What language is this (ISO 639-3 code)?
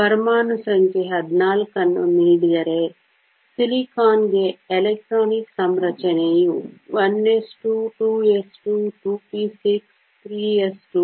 kan